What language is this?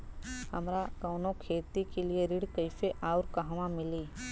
Bhojpuri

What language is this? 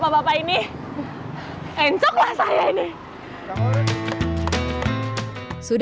Indonesian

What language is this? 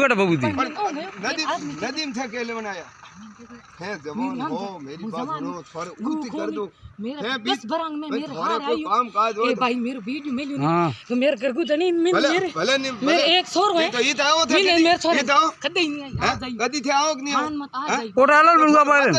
Indonesian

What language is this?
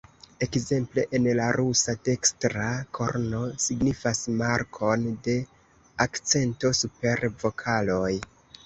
Esperanto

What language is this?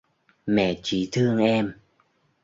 Vietnamese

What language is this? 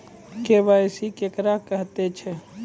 Maithili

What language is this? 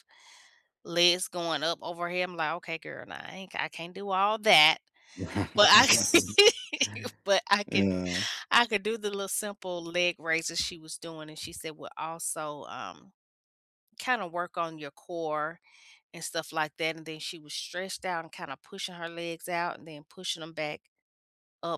English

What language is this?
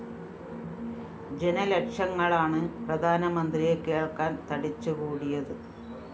Malayalam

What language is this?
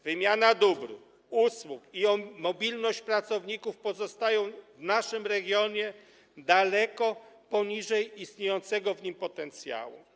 Polish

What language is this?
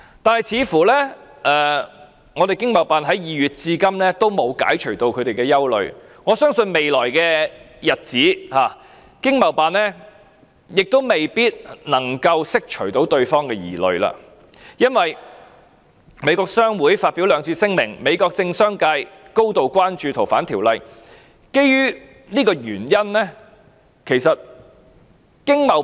Cantonese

